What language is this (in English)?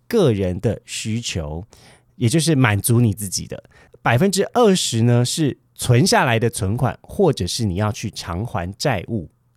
Chinese